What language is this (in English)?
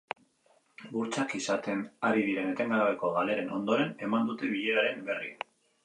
Basque